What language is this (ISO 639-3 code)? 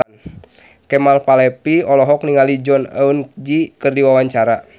sun